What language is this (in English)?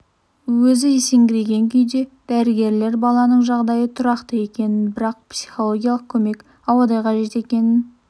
Kazakh